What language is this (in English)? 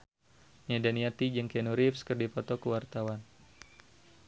Sundanese